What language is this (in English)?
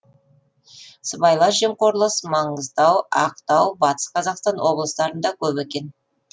Kazakh